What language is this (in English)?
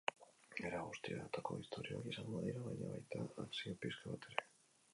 Basque